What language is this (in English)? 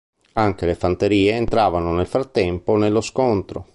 Italian